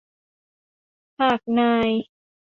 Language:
Thai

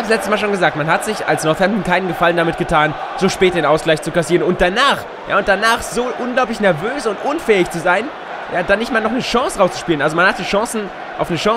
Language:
German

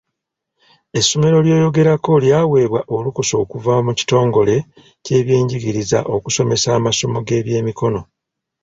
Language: Ganda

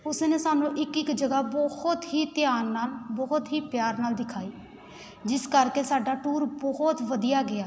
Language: Punjabi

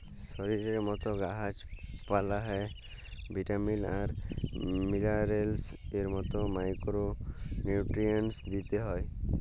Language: Bangla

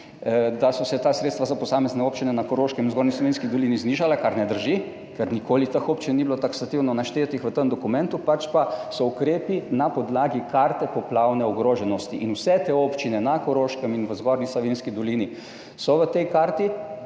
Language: Slovenian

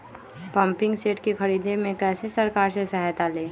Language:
Magahi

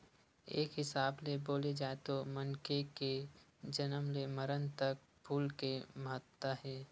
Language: Chhattisgarhi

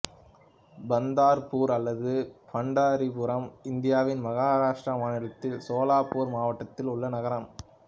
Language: Tamil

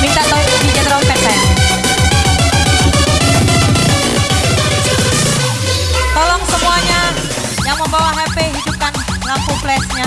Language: Indonesian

